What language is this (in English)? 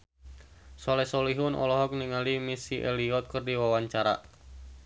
Sundanese